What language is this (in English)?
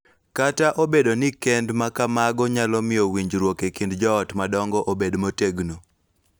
Luo (Kenya and Tanzania)